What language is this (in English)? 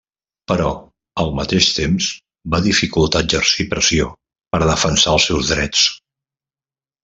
Catalan